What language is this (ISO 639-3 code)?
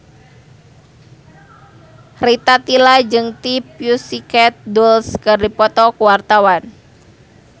sun